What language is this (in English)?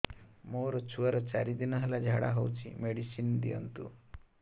Odia